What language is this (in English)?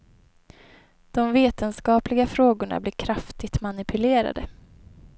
Swedish